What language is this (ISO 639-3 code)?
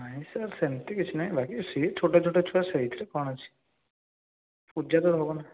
ori